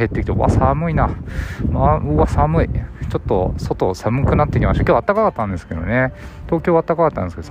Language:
Japanese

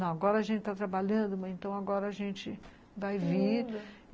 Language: Portuguese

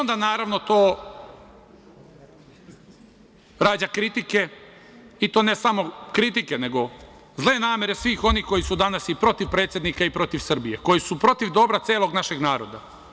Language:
Serbian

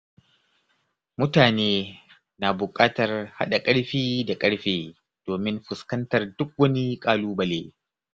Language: Hausa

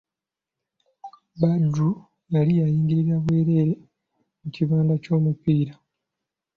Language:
Ganda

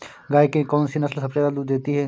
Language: Hindi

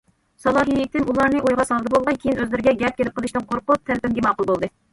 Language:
Uyghur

